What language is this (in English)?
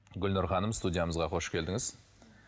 Kazakh